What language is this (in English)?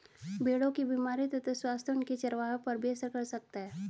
Hindi